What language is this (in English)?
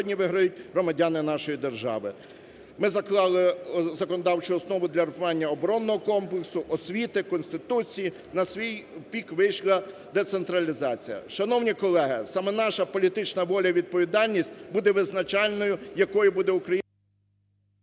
Ukrainian